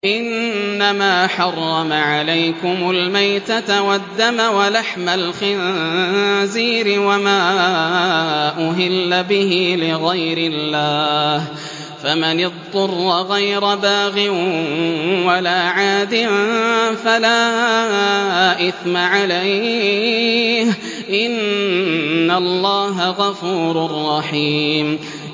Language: Arabic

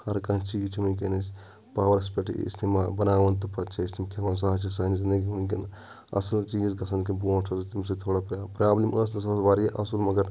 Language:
Kashmiri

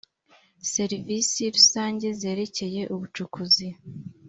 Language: Kinyarwanda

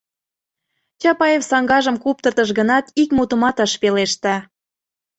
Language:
Mari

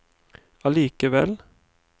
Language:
Norwegian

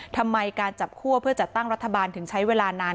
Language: Thai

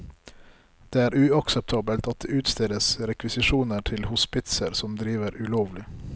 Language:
Norwegian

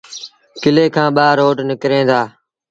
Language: Sindhi Bhil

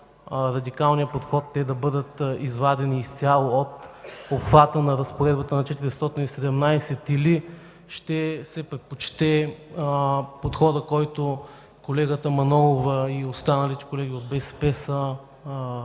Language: Bulgarian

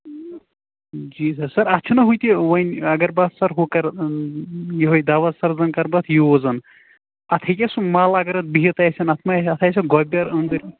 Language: Kashmiri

